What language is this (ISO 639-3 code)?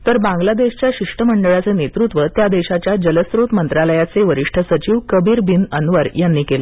mar